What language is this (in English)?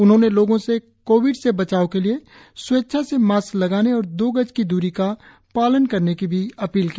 Hindi